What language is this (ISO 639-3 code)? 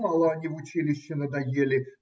rus